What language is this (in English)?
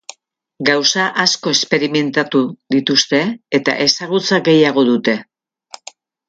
Basque